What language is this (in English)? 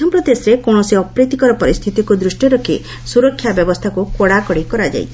Odia